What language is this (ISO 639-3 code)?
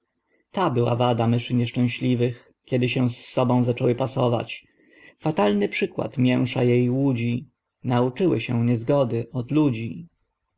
pol